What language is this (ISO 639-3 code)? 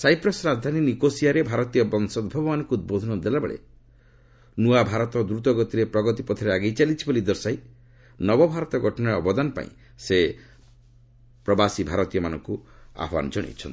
ori